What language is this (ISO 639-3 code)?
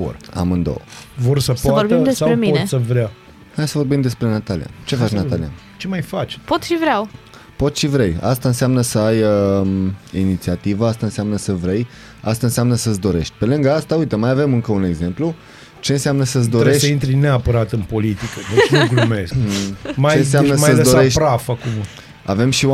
ron